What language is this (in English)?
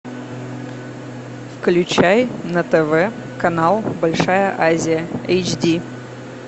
Russian